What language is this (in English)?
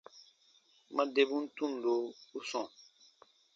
Baatonum